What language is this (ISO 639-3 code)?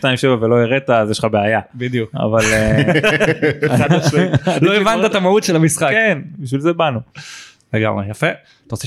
heb